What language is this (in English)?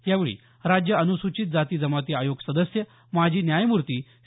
Marathi